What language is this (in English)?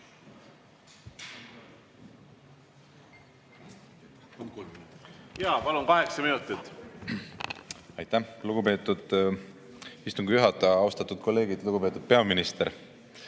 Estonian